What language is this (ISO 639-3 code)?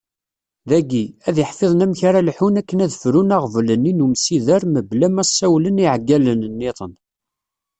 kab